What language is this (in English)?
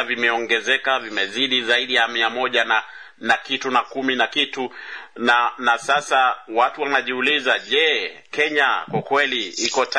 Swahili